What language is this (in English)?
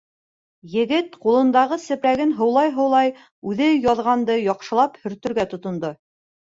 Bashkir